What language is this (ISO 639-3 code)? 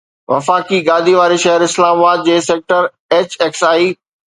snd